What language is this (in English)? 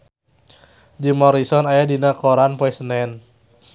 Sundanese